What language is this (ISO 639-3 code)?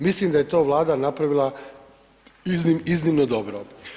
hrv